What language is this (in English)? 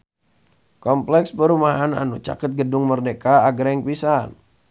Sundanese